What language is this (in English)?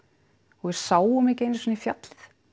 Icelandic